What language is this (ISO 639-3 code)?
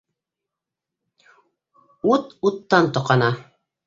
bak